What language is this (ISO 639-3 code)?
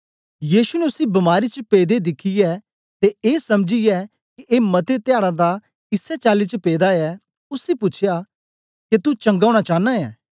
doi